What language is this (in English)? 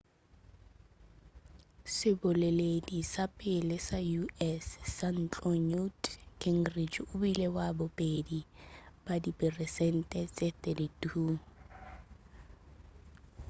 Northern Sotho